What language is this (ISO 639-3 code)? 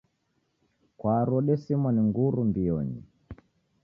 dav